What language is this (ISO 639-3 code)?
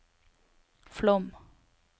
nor